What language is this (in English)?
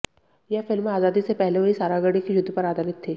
Hindi